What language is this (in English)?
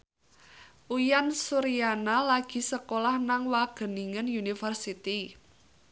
Javanese